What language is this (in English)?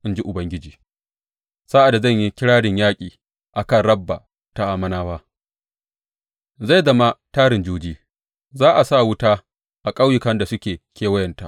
Hausa